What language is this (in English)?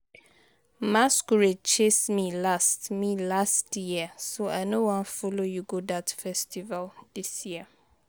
Nigerian Pidgin